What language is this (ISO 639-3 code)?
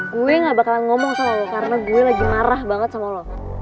ind